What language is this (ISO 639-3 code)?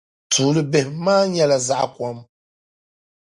dag